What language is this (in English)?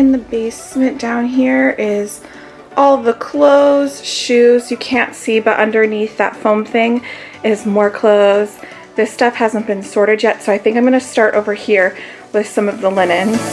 English